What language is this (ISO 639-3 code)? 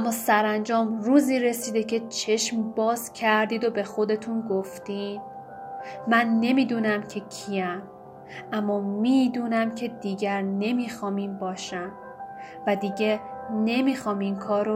fas